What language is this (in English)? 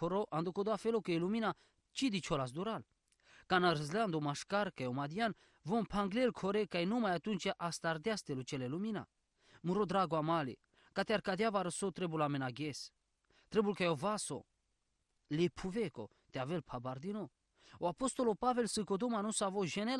Romanian